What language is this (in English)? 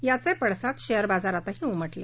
Marathi